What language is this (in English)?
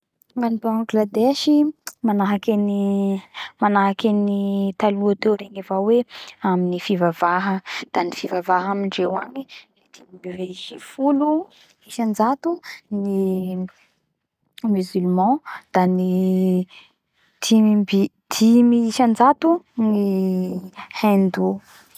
Bara Malagasy